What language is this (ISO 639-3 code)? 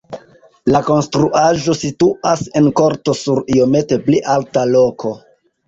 epo